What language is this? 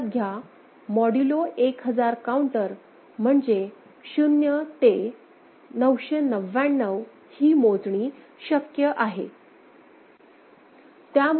Marathi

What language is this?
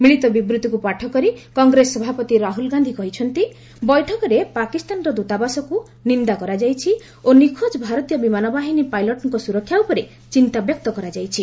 Odia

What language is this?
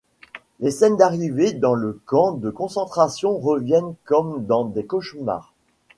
French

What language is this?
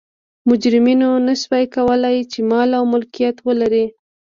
Pashto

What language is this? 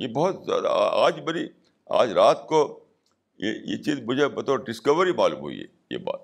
Urdu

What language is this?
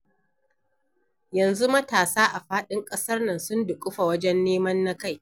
Hausa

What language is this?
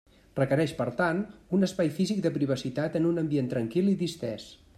Catalan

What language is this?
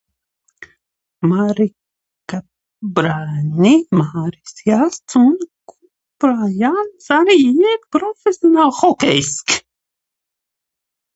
Latvian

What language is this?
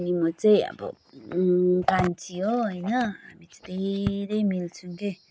Nepali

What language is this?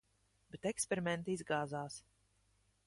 Latvian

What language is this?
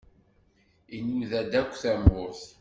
Kabyle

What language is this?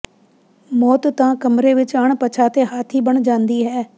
Punjabi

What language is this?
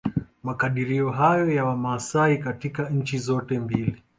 Swahili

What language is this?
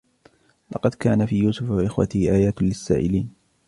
Arabic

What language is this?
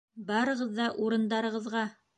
Bashkir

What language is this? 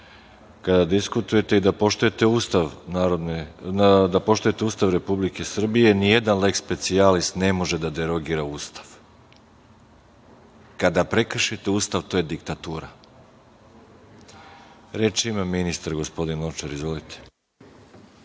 Serbian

